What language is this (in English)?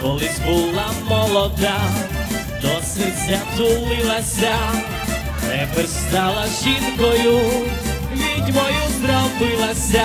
Romanian